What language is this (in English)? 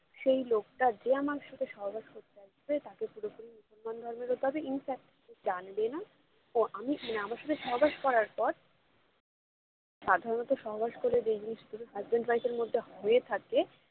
Bangla